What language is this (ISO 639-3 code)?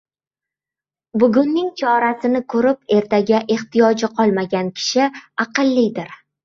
uzb